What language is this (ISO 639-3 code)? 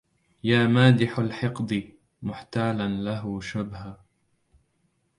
ara